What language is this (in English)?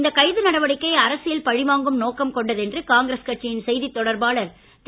Tamil